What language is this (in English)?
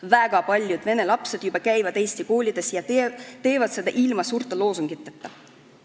Estonian